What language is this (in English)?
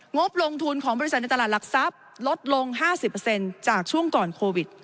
Thai